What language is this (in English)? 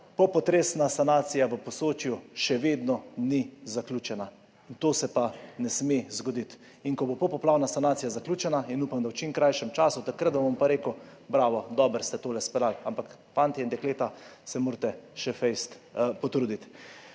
Slovenian